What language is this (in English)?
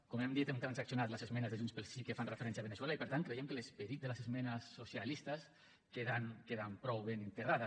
Catalan